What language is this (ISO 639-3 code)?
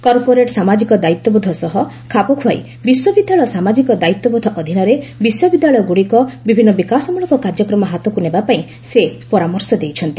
ori